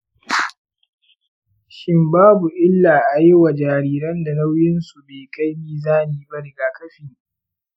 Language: Hausa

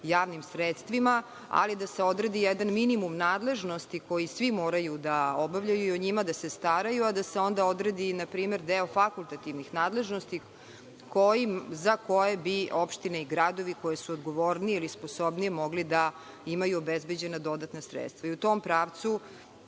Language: Serbian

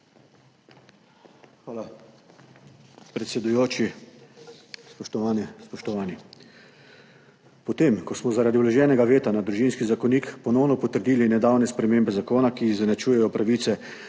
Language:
Slovenian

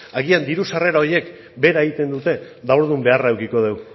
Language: Basque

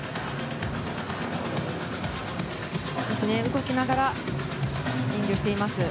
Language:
Japanese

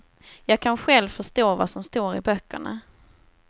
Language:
Swedish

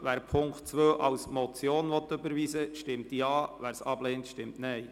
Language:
Swiss German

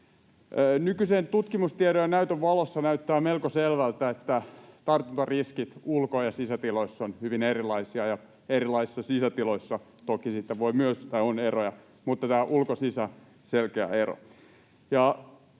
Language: Finnish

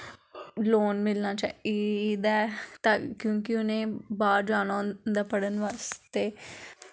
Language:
Dogri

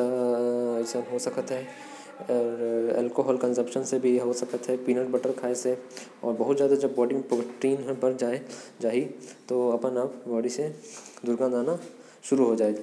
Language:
Korwa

